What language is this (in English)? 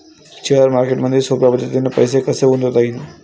Marathi